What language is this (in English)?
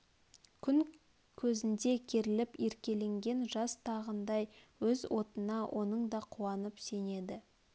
Kazakh